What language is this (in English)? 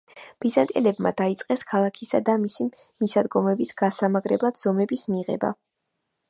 Georgian